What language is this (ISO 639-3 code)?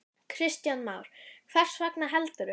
isl